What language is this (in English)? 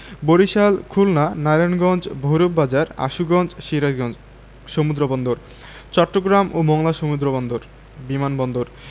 Bangla